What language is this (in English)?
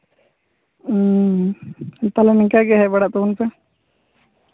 Santali